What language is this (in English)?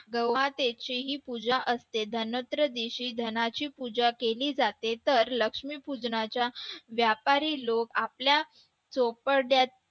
Marathi